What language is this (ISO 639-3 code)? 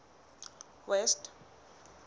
sot